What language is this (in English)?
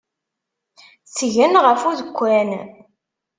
Kabyle